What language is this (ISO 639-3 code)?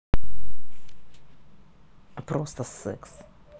rus